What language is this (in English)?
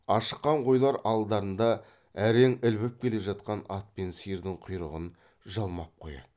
Kazakh